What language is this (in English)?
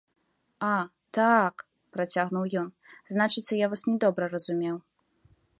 Belarusian